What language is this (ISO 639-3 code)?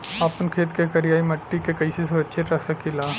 bho